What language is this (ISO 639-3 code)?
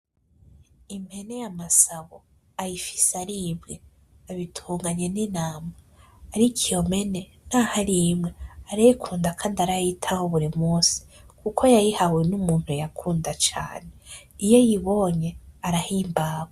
run